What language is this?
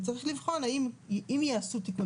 Hebrew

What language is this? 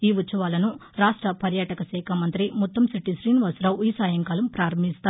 Telugu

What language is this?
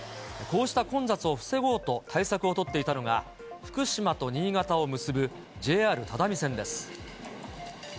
Japanese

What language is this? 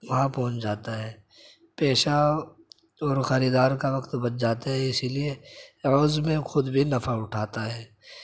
Urdu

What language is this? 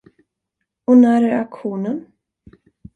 Swedish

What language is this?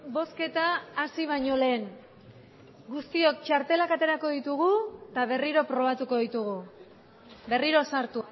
Basque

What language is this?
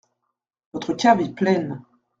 French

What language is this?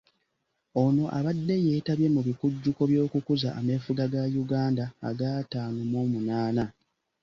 Ganda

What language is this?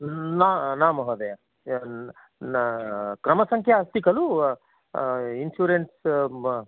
Sanskrit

